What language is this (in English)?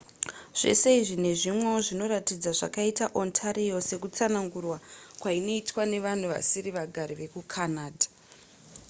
Shona